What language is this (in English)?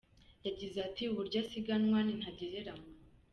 Kinyarwanda